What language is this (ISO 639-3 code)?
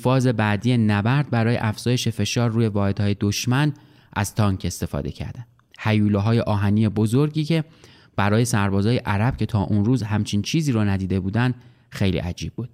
fas